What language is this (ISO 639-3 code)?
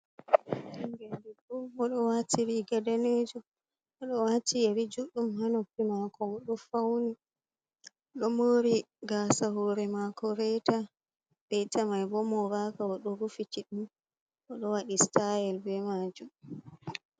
ful